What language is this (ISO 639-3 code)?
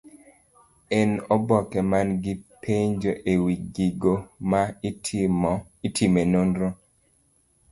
luo